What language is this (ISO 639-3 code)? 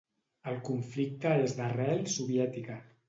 cat